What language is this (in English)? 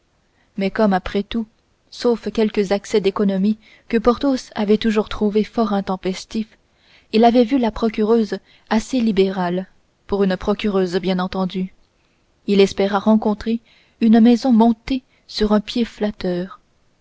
French